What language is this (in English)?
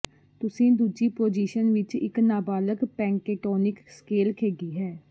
Punjabi